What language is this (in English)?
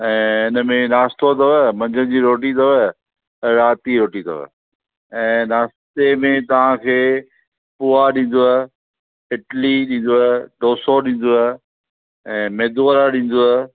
Sindhi